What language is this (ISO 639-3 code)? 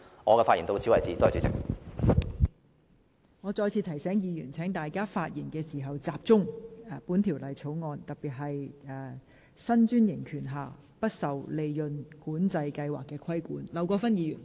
yue